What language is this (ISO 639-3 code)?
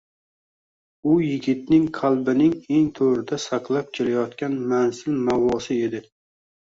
uzb